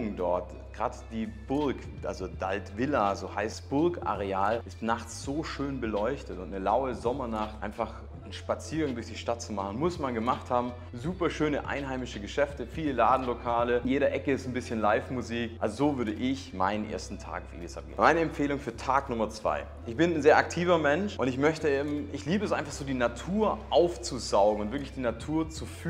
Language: German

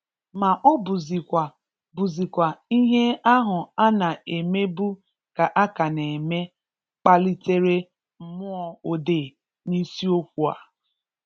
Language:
Igbo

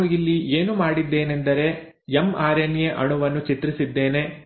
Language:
Kannada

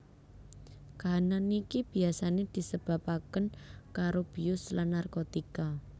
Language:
Javanese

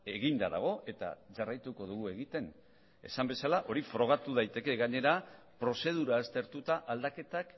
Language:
Basque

